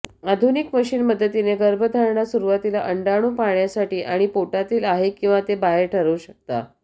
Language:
Marathi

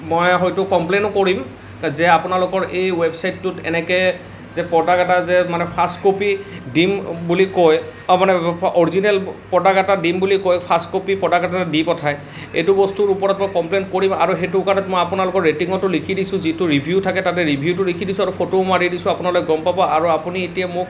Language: Assamese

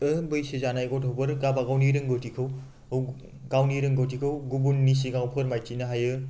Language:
Bodo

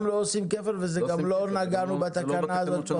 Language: Hebrew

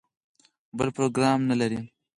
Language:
Pashto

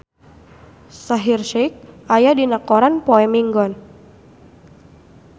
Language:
Sundanese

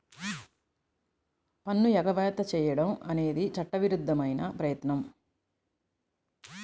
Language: Telugu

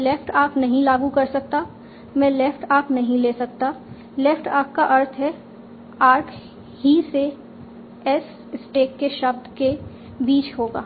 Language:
Hindi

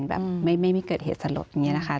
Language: Thai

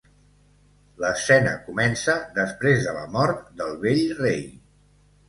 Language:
Catalan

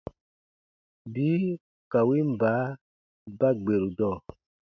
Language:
Baatonum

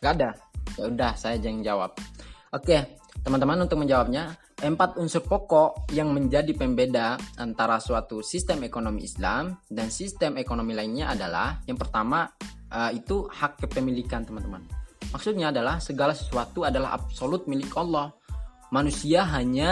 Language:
Indonesian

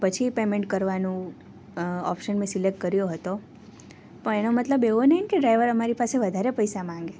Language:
Gujarati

